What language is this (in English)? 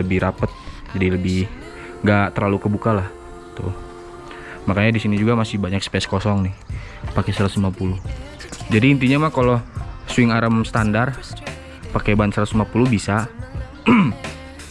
Indonesian